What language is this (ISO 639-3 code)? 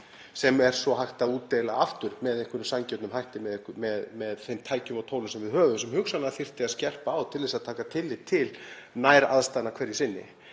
isl